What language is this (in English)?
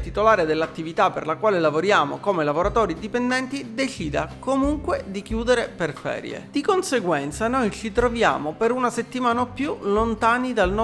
Italian